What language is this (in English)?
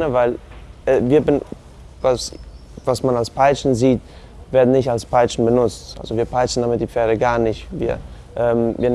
German